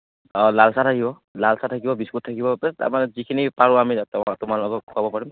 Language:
Assamese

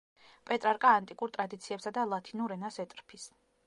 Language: Georgian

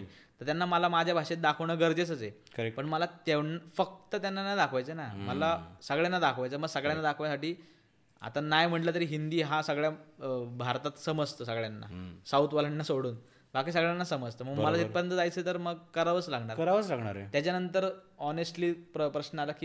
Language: Marathi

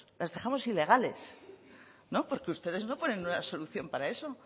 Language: Spanish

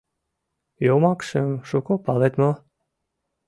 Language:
Mari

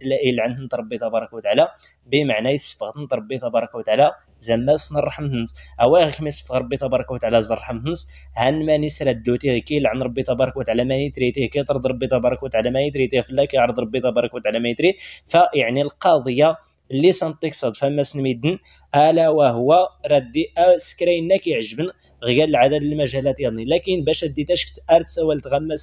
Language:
Arabic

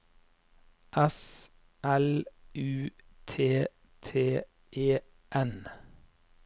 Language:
Norwegian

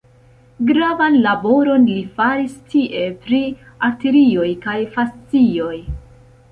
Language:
Esperanto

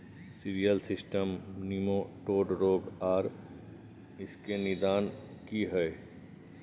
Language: Maithili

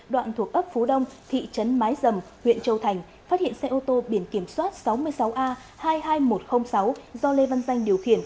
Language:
Vietnamese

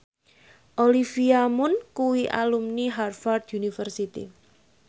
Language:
Javanese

